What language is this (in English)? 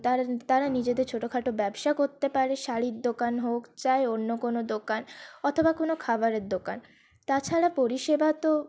Bangla